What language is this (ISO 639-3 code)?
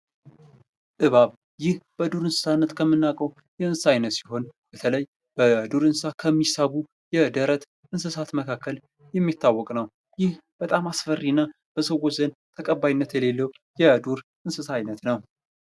amh